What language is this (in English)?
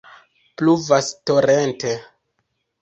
Esperanto